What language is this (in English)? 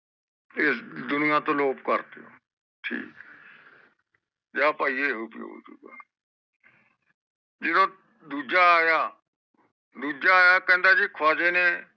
Punjabi